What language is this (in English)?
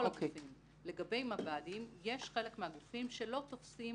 Hebrew